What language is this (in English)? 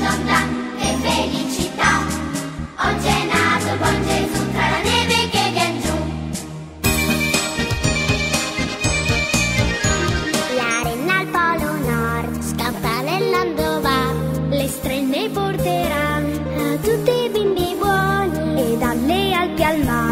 Korean